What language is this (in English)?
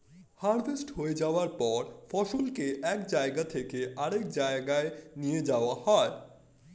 Bangla